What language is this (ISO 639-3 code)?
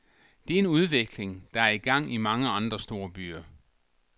dan